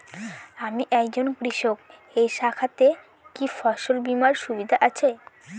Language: Bangla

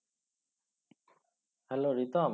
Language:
Bangla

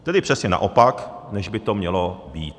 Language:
Czech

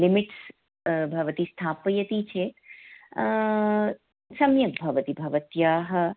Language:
Sanskrit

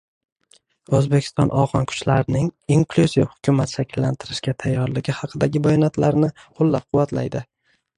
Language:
Uzbek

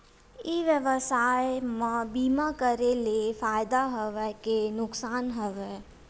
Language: Chhattisgarhi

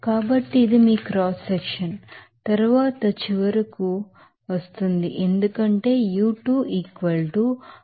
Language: Telugu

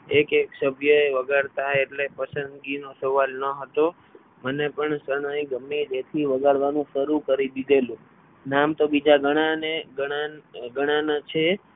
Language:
Gujarati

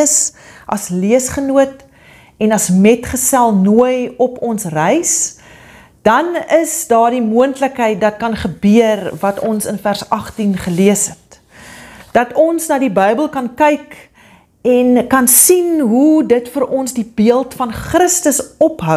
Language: Dutch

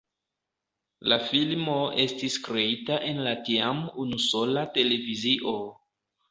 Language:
Esperanto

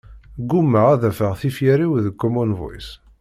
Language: Kabyle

